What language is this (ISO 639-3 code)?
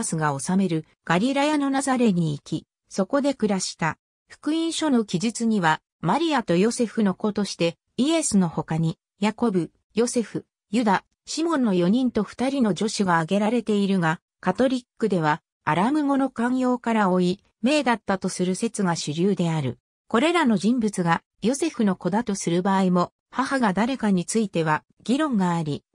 jpn